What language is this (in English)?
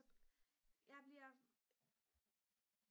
Danish